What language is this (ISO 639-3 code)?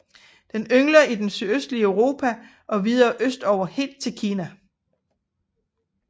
dan